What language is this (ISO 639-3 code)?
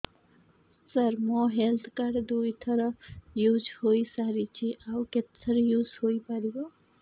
ori